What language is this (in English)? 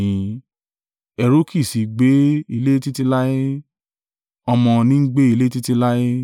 Yoruba